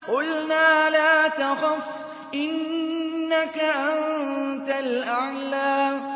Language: Arabic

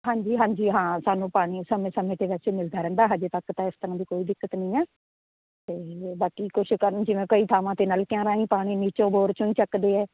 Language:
Punjabi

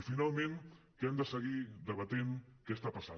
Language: Catalan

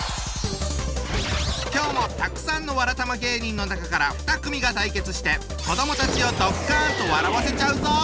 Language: Japanese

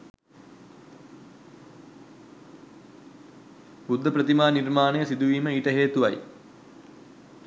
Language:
Sinhala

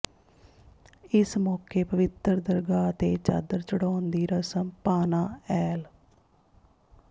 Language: Punjabi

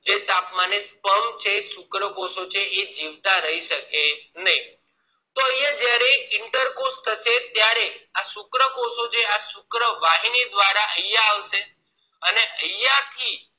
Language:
Gujarati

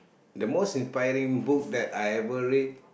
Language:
English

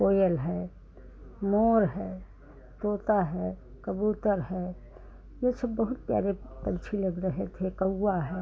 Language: Hindi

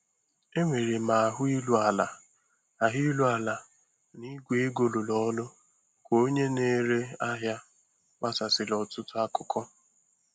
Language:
Igbo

